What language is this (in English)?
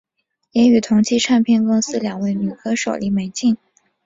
Chinese